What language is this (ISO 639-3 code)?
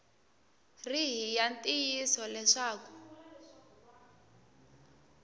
tso